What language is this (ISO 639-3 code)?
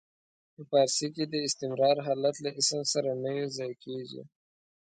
pus